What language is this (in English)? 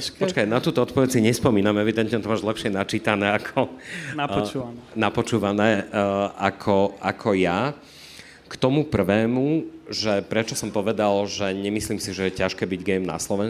Slovak